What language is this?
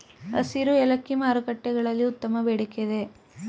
Kannada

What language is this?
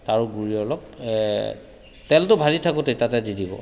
Assamese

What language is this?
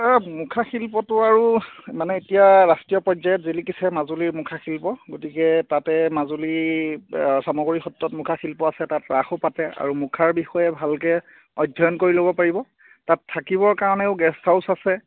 Assamese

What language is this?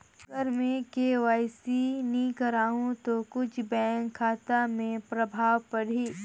Chhattisgarhi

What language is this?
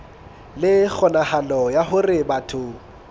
Southern Sotho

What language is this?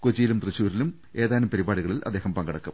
Malayalam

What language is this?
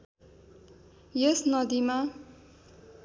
Nepali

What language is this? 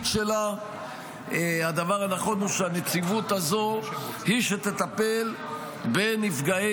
Hebrew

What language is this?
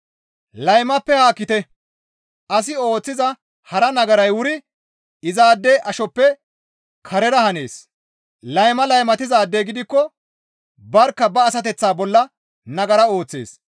Gamo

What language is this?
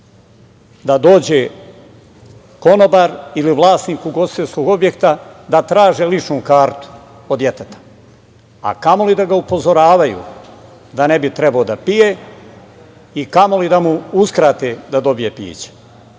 Serbian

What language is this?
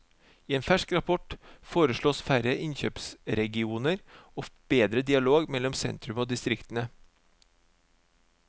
Norwegian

